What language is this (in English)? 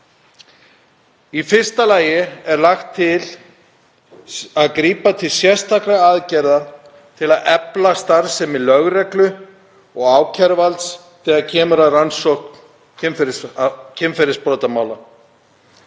Icelandic